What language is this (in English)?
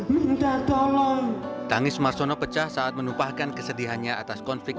Indonesian